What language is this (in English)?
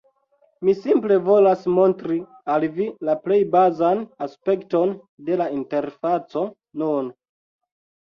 Esperanto